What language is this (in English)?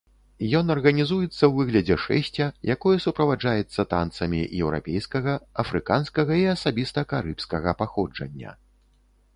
Belarusian